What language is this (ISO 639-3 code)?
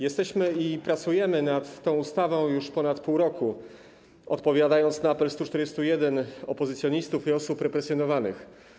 pol